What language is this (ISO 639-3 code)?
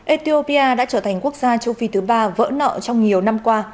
vie